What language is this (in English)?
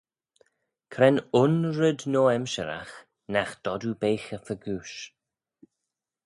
Manx